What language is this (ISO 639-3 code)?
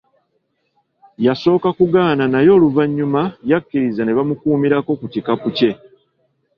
lug